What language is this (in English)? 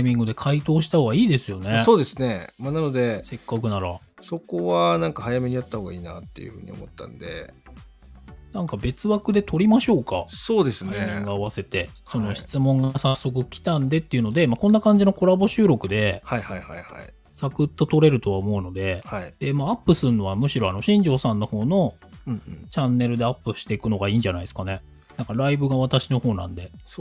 Japanese